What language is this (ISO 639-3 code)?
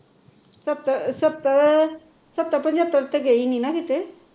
pan